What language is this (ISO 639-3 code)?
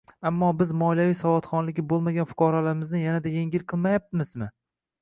uzb